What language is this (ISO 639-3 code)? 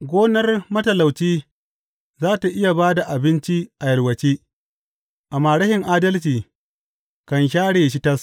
hau